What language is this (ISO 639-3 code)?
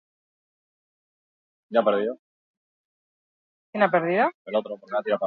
eus